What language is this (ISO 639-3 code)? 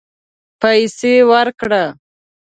pus